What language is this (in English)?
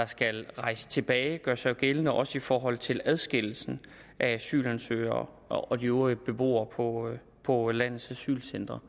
Danish